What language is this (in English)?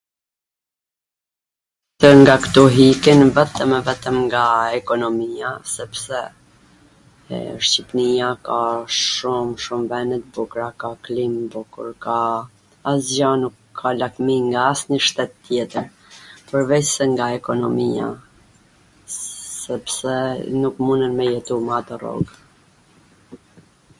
Gheg Albanian